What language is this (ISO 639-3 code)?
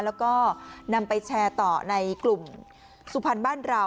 tha